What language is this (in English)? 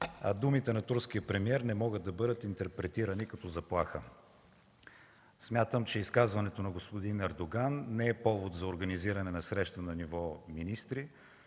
Bulgarian